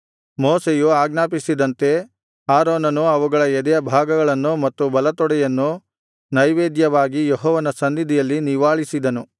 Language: Kannada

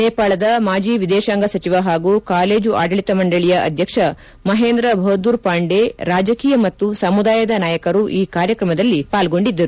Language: Kannada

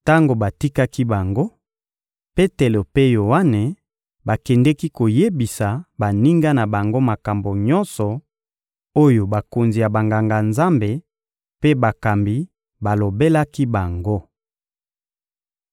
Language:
Lingala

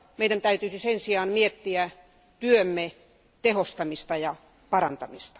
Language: Finnish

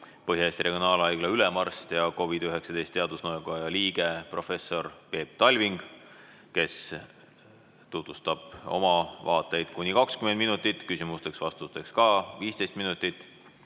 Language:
Estonian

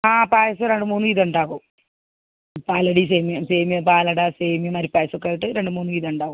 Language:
Malayalam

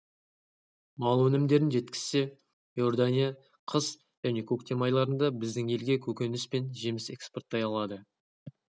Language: Kazakh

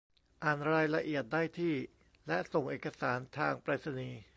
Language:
Thai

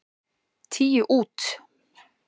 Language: Icelandic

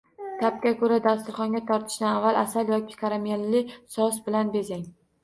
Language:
Uzbek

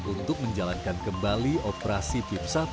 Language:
Indonesian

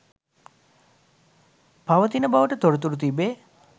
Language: Sinhala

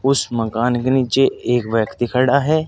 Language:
Hindi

